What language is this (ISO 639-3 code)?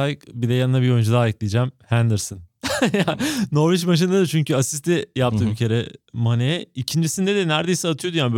tur